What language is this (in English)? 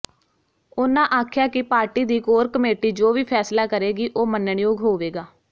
Punjabi